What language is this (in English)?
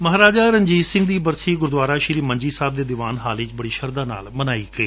Punjabi